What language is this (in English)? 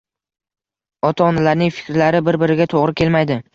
Uzbek